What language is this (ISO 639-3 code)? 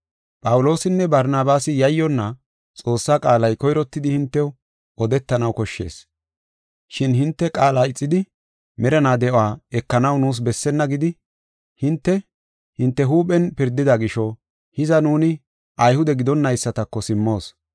gof